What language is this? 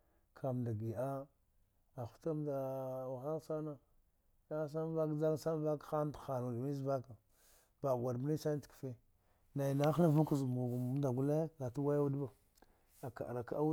Dghwede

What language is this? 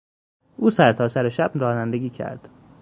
Persian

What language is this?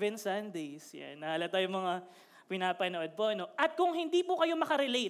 Filipino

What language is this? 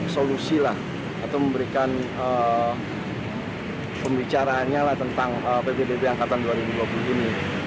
Indonesian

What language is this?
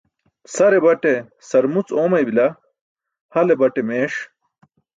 Burushaski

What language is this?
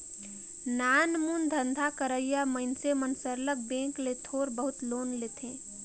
Chhattisgarhi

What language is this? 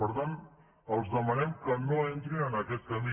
Catalan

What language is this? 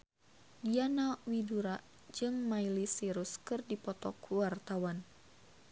Sundanese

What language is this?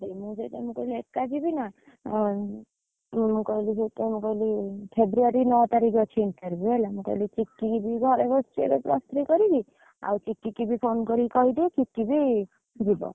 Odia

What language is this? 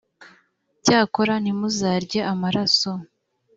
Kinyarwanda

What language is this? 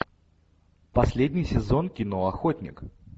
Russian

